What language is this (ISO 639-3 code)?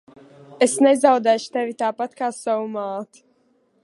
lav